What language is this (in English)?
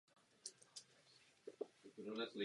Czech